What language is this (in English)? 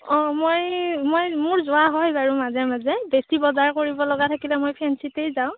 Assamese